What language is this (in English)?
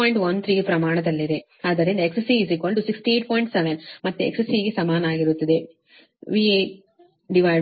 Kannada